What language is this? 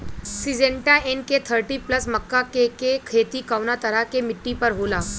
Bhojpuri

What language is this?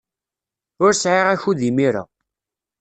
Kabyle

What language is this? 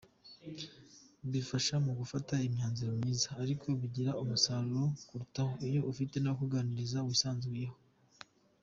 Kinyarwanda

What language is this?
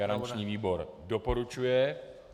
Czech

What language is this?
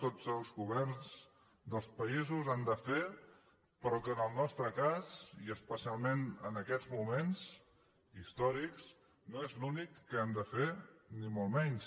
Catalan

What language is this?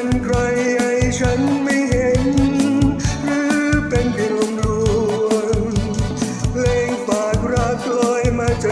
Thai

